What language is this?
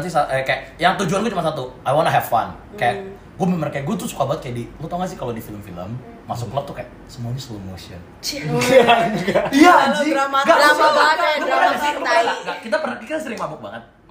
Indonesian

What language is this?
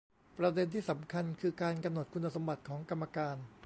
Thai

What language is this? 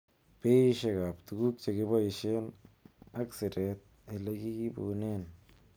Kalenjin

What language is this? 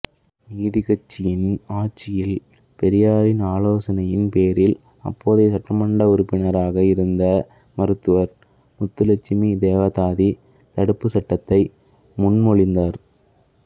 Tamil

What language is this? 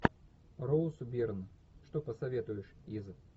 Russian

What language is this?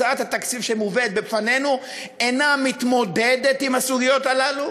Hebrew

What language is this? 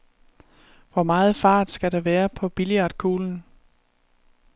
Danish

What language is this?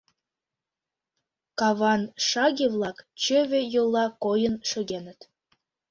Mari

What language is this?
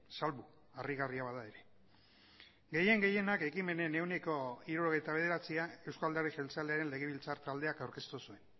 Basque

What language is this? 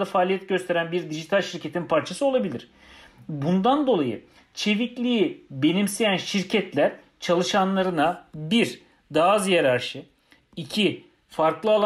Turkish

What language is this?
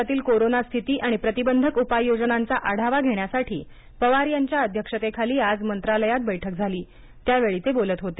Marathi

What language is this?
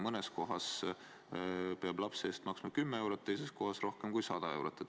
Estonian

